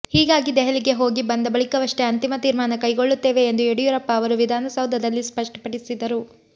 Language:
Kannada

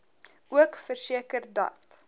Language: Afrikaans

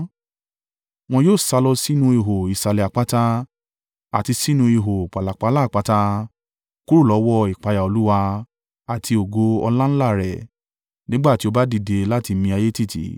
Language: Yoruba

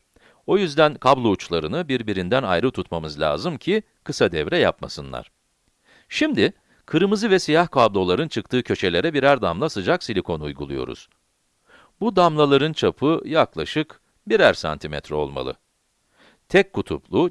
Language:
Turkish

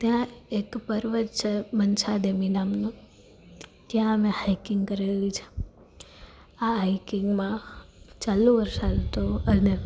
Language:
Gujarati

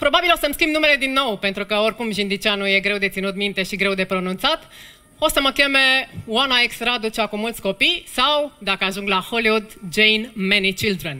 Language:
Romanian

